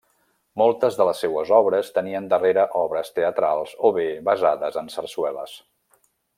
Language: Catalan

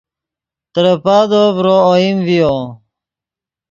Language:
Yidgha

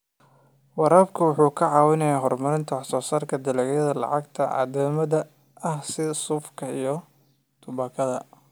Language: Somali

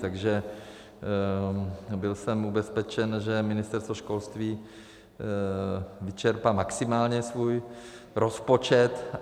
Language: Czech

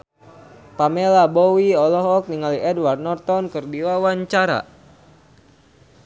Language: Sundanese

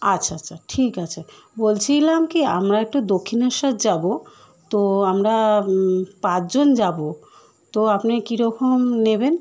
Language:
Bangla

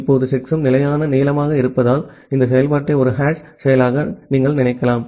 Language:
Tamil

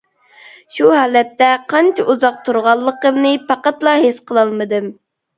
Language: Uyghur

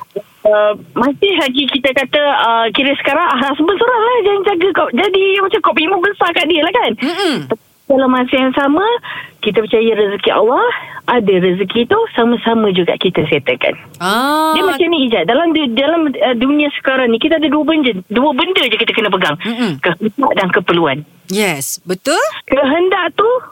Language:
Malay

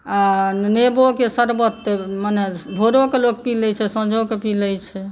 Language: Maithili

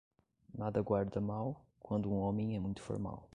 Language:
Portuguese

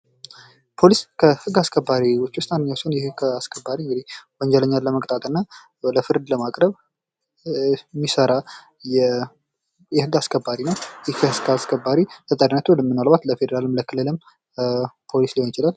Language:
Amharic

